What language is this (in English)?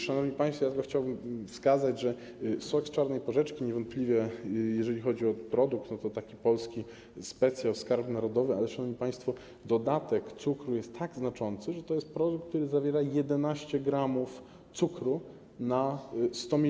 Polish